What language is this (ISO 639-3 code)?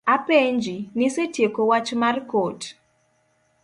luo